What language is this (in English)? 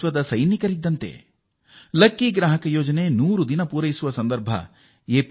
Kannada